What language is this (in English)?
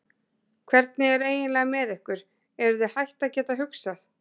Icelandic